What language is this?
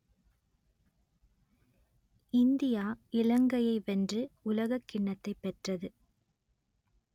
Tamil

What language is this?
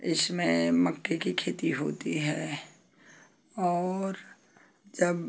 Hindi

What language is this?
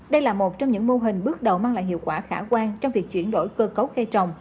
Vietnamese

